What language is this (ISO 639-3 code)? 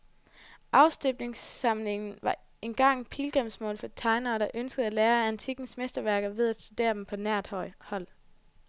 dan